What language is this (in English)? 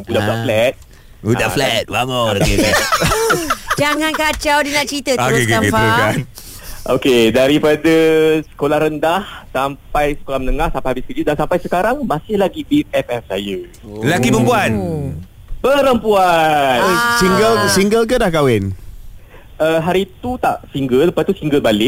Malay